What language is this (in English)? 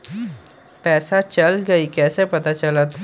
Magahi